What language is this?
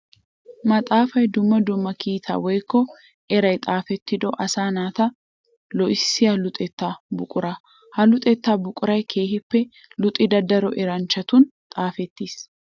Wolaytta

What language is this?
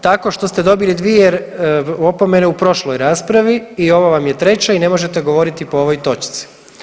Croatian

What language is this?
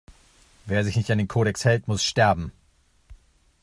German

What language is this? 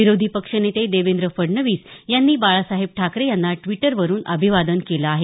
Marathi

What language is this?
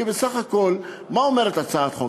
Hebrew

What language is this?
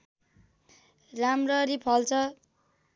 Nepali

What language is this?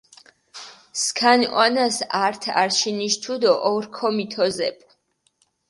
Mingrelian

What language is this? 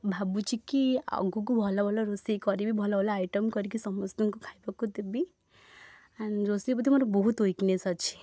Odia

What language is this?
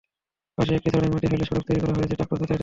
Bangla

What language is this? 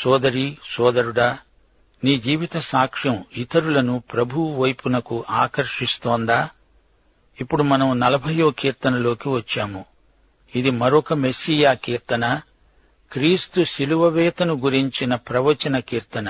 Telugu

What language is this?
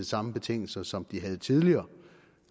Danish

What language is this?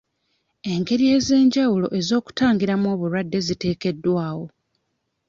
Ganda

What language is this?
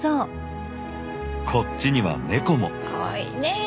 Japanese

